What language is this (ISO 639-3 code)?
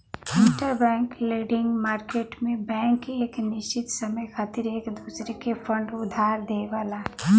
bho